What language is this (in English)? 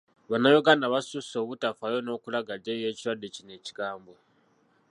Ganda